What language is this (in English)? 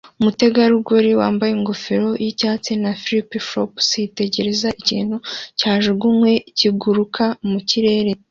Kinyarwanda